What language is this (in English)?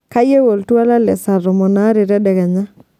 Masai